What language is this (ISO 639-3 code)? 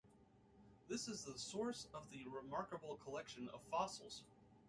eng